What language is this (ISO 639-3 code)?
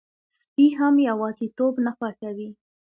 pus